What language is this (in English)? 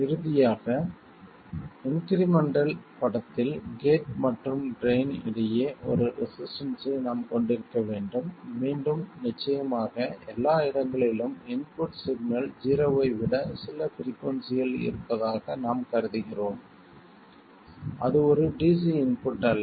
Tamil